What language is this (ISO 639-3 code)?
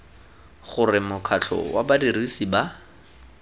tsn